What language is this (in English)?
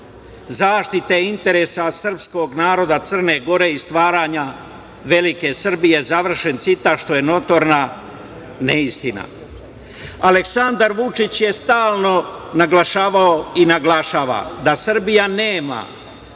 Serbian